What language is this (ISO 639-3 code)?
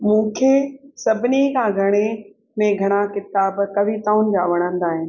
snd